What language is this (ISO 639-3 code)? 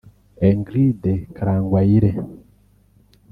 kin